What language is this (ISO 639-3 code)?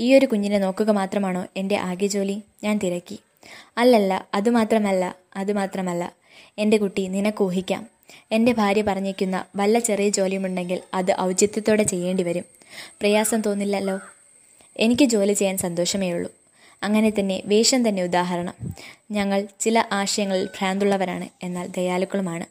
mal